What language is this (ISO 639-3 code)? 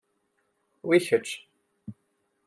kab